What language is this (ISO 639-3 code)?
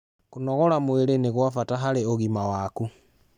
kik